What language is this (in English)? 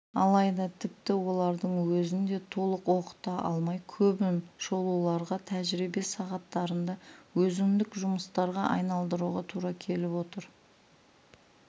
Kazakh